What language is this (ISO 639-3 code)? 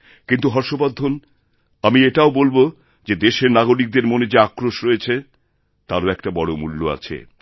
ben